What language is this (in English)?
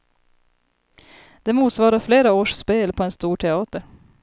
Swedish